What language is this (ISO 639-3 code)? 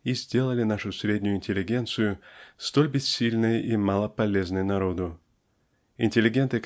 rus